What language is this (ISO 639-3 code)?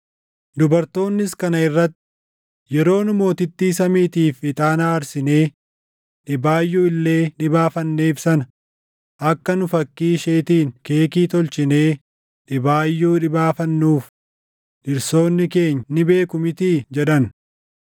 orm